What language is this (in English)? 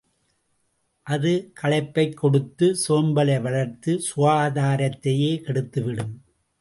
Tamil